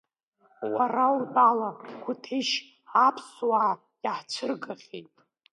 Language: Abkhazian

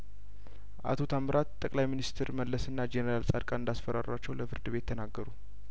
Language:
Amharic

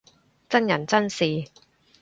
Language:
Cantonese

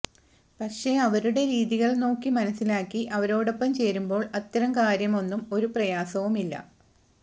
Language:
Malayalam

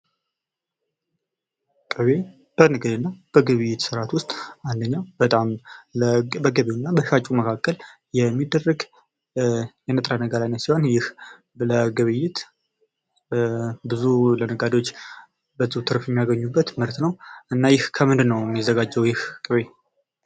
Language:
Amharic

